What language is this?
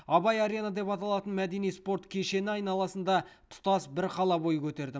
Kazakh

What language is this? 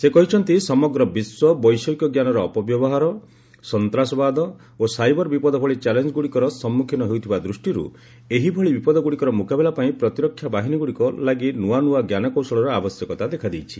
Odia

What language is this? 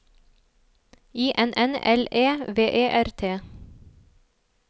Norwegian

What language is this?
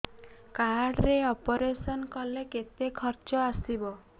Odia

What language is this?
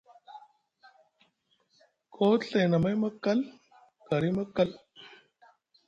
Musgu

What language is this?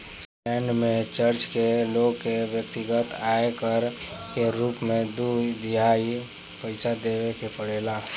Bhojpuri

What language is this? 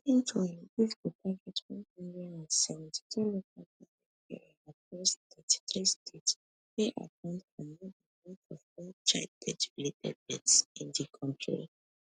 Nigerian Pidgin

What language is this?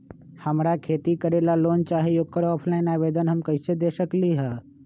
Magahi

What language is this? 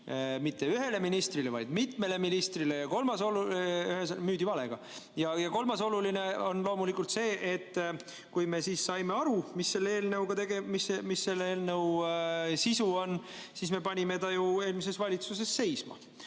Estonian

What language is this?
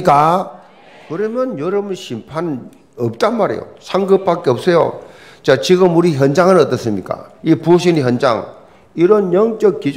Korean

